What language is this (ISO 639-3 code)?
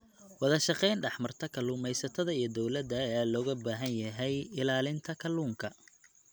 som